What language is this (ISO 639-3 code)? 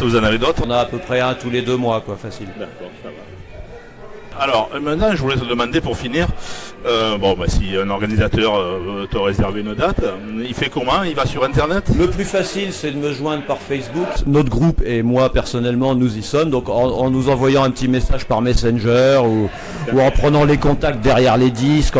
fra